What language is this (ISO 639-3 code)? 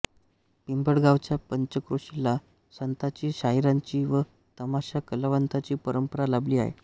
mar